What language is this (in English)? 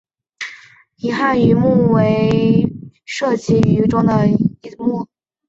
Chinese